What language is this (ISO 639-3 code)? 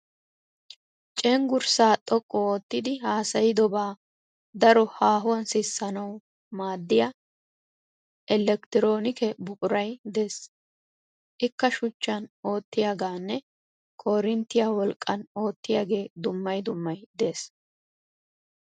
wal